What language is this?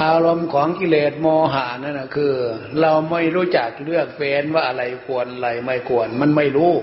Thai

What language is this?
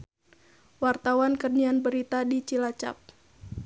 Sundanese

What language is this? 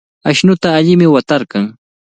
Cajatambo North Lima Quechua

